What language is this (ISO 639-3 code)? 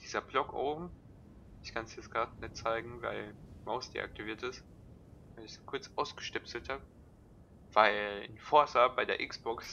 deu